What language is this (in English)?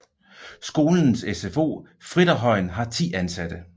Danish